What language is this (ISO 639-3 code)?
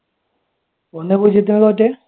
mal